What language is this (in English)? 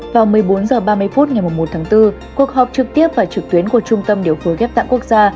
Vietnamese